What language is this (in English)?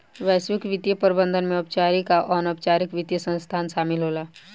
Bhojpuri